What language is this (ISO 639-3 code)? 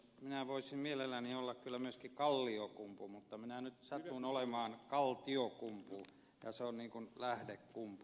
fin